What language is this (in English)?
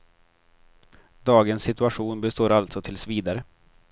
Swedish